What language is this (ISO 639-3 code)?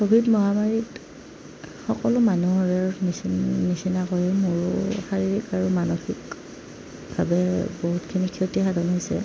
asm